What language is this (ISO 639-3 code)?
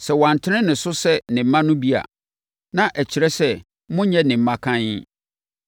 aka